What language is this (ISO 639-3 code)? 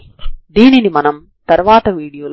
tel